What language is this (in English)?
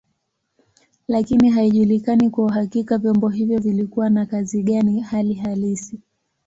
Swahili